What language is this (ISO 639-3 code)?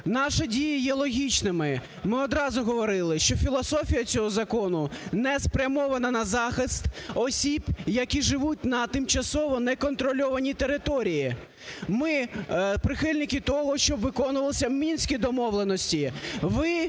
ukr